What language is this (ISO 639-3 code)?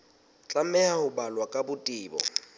sot